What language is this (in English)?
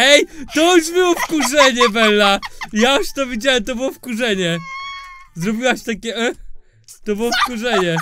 Polish